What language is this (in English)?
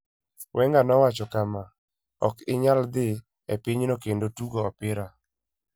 Luo (Kenya and Tanzania)